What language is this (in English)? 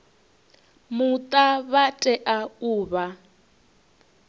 Venda